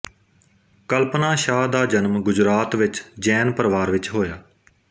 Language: Punjabi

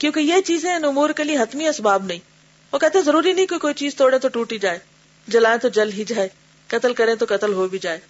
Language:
Urdu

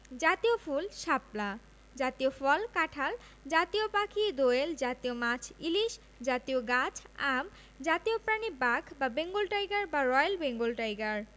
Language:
Bangla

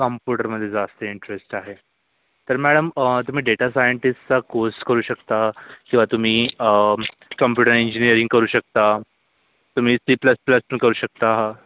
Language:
Marathi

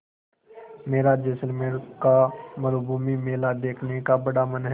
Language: Hindi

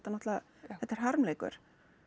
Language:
Icelandic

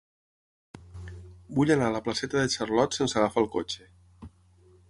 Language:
Catalan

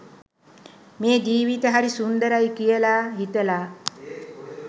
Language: Sinhala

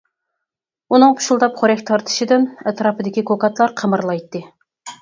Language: Uyghur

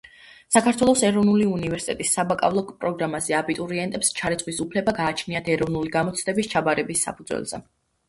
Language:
Georgian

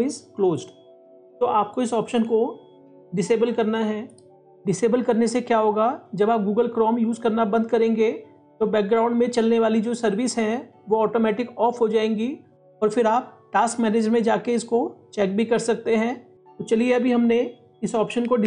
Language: Hindi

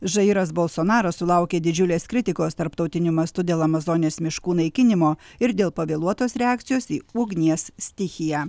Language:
Lithuanian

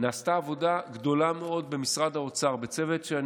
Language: Hebrew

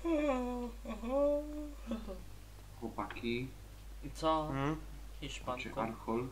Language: Polish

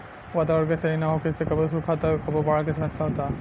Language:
Bhojpuri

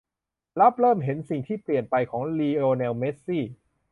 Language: Thai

